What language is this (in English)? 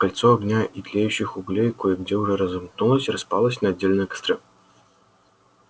Russian